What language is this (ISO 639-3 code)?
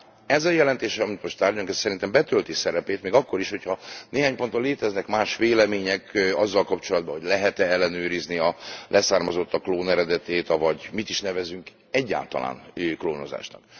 hun